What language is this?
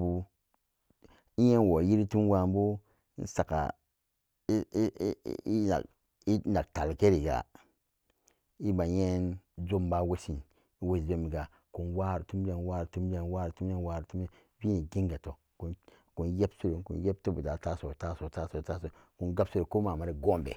Samba Daka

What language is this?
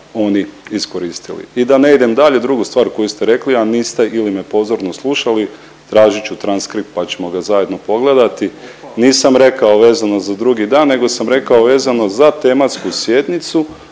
Croatian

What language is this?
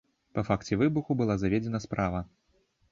Belarusian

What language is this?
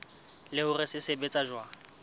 Southern Sotho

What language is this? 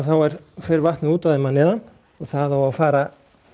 Icelandic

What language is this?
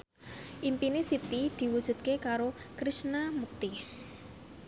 Javanese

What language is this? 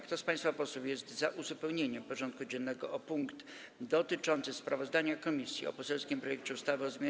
Polish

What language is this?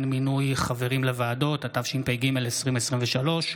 Hebrew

